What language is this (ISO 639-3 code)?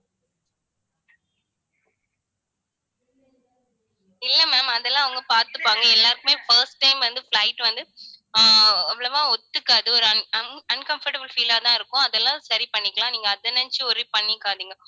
tam